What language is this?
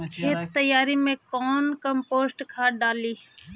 Magahi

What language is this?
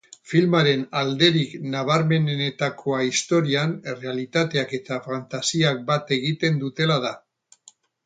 Basque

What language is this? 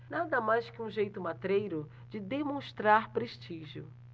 Portuguese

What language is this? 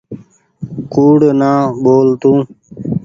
Goaria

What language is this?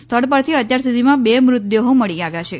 Gujarati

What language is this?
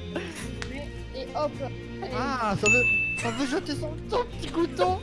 French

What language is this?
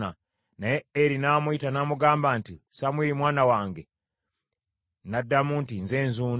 Ganda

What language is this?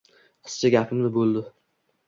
Uzbek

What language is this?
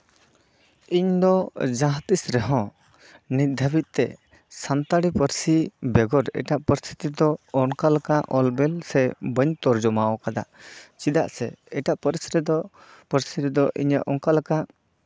Santali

